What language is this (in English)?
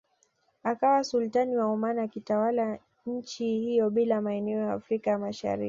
Swahili